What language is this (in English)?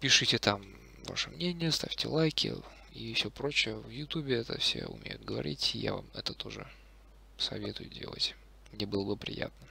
Russian